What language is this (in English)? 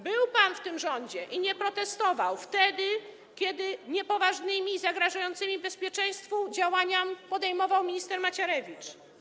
Polish